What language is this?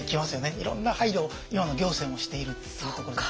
Japanese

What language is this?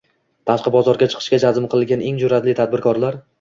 Uzbek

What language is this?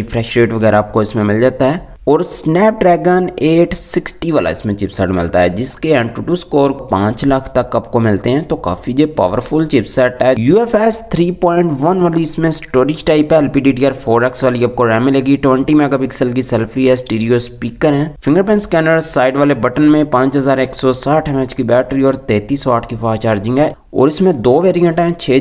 Turkish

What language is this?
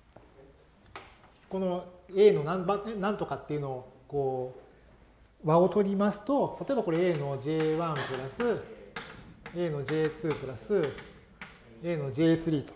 Japanese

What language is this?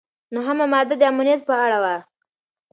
Pashto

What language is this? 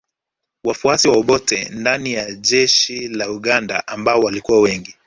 Swahili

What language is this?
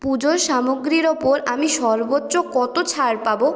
Bangla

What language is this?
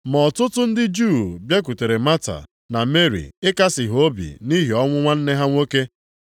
Igbo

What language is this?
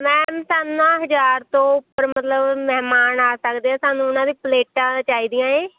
Punjabi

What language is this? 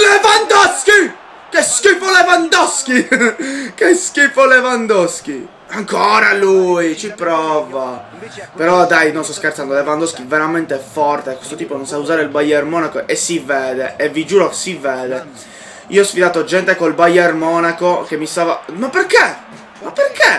Italian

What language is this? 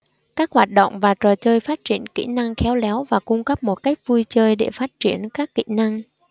Vietnamese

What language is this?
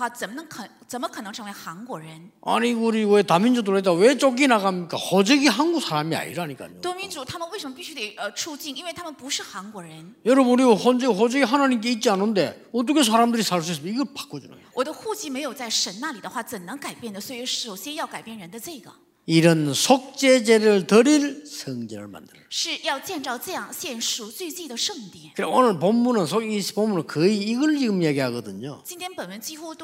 Korean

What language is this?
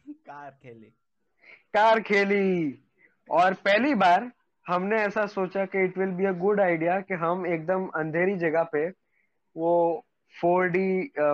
Hindi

